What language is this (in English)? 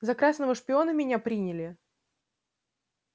Russian